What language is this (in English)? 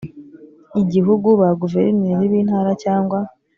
Kinyarwanda